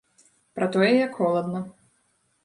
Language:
Belarusian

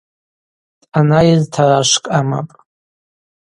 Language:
Abaza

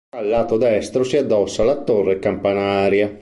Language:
Italian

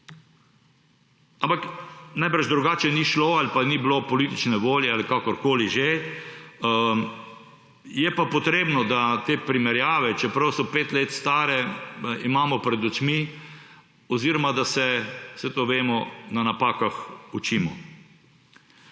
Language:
Slovenian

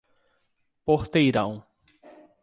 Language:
Portuguese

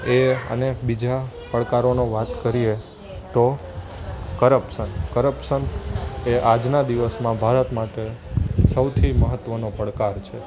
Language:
Gujarati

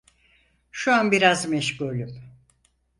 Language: Turkish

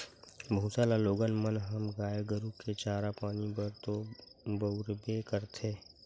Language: Chhattisgarhi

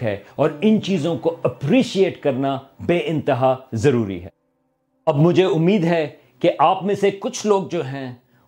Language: Urdu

